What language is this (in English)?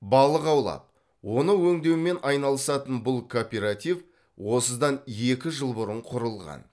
Kazakh